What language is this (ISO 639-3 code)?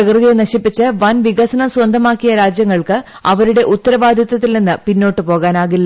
mal